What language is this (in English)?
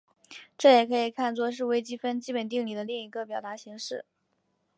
Chinese